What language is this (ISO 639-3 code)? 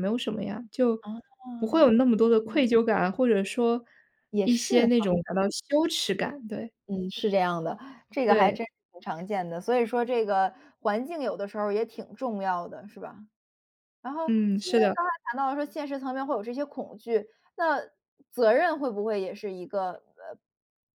zho